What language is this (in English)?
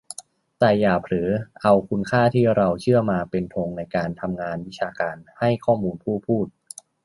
Thai